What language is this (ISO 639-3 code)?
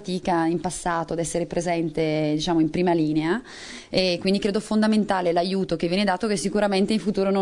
ita